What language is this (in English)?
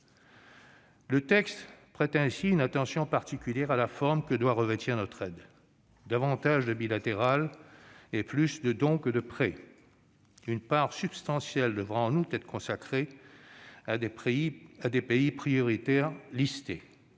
French